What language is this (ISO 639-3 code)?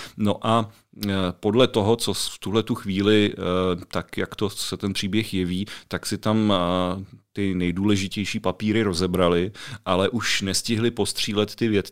ces